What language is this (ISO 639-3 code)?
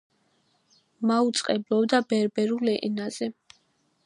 kat